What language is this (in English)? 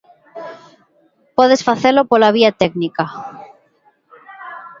Galician